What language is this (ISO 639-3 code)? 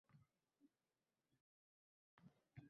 uzb